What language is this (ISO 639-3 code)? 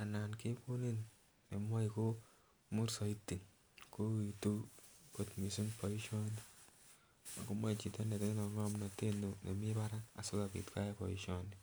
kln